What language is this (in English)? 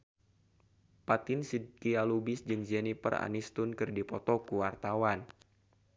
Sundanese